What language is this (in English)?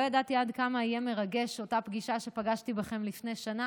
Hebrew